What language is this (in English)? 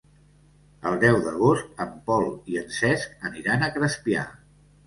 Catalan